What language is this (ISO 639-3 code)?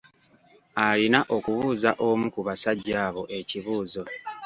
lug